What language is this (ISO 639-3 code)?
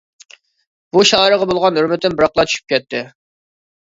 uig